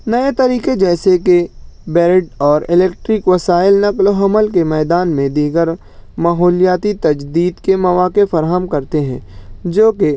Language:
Urdu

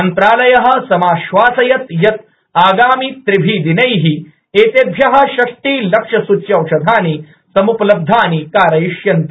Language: Sanskrit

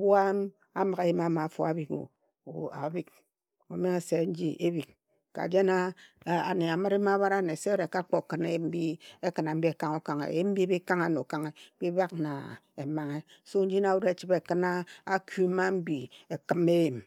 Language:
Ejagham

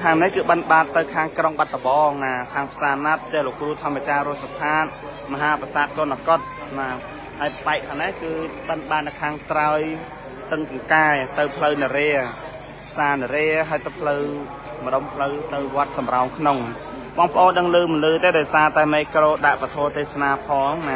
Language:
Thai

